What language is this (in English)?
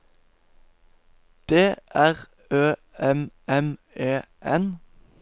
Norwegian